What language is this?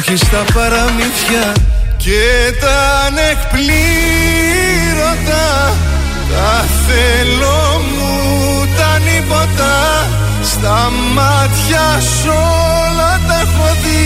Greek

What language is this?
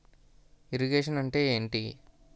Telugu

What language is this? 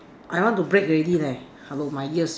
English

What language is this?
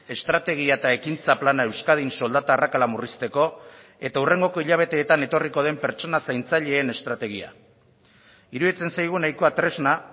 Basque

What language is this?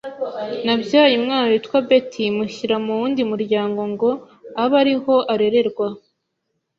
Kinyarwanda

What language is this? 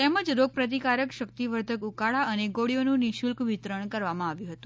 Gujarati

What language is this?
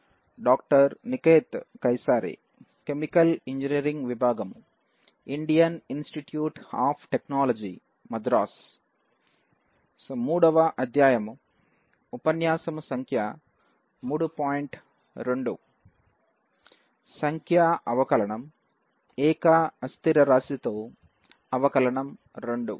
Telugu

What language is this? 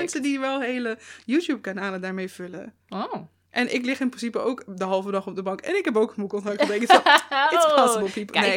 Dutch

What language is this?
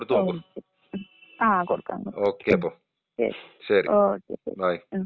Malayalam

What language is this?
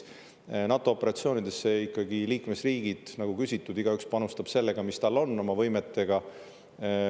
Estonian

